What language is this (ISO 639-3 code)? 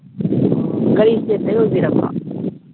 mni